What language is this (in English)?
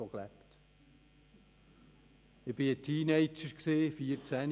Swiss German